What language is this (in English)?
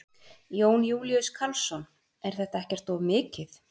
Icelandic